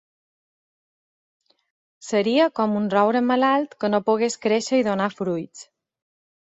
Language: Catalan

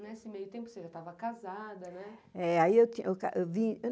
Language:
Portuguese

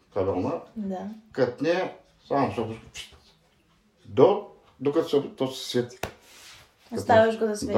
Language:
Bulgarian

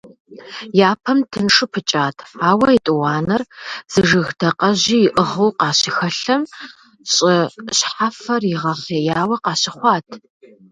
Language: Kabardian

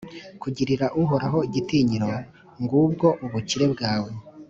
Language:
Kinyarwanda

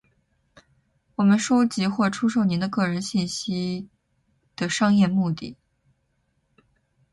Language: Chinese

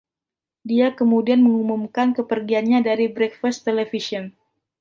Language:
Indonesian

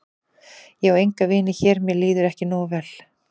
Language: Icelandic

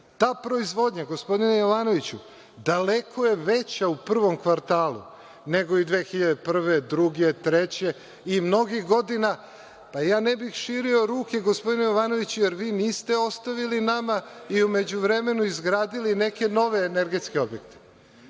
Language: Serbian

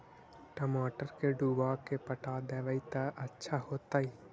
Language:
Magahi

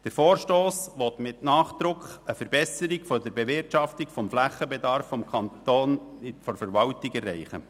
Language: Swiss German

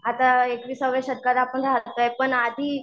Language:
Marathi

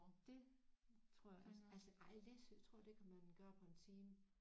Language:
Danish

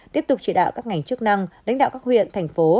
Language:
Vietnamese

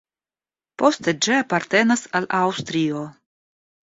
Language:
Esperanto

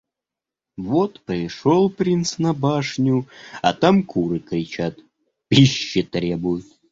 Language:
Russian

